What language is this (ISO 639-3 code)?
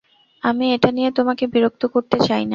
ben